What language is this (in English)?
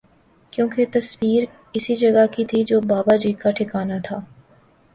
Urdu